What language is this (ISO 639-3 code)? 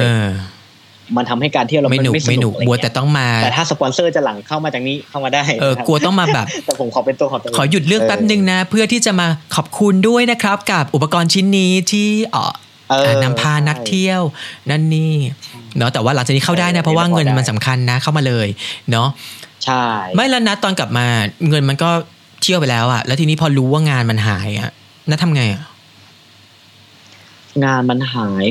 tha